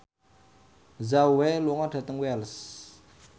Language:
Javanese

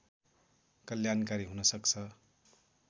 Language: Nepali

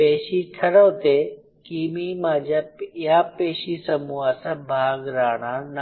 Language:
Marathi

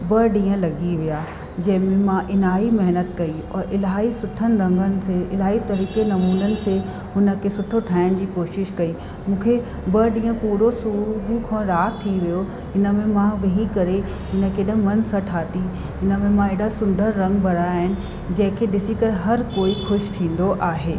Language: Sindhi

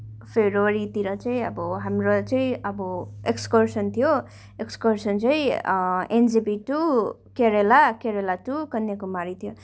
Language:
Nepali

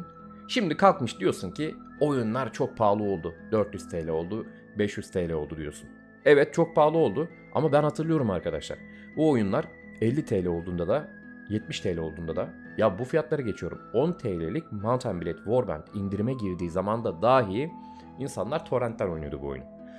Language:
Turkish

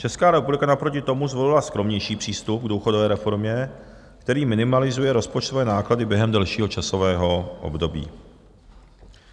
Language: Czech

